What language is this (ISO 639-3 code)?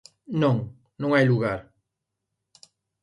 glg